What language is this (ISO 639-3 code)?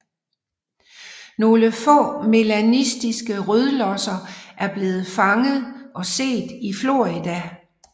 dan